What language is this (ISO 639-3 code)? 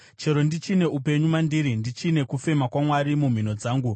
sna